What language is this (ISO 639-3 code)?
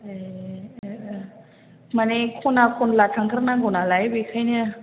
brx